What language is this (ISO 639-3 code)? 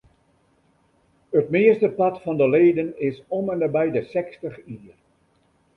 fry